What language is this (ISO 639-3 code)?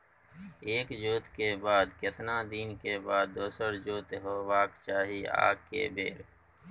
mai